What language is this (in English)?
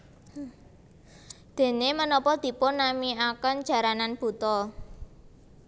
Javanese